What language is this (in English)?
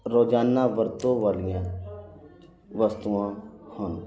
Punjabi